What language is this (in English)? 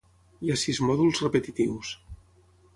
Catalan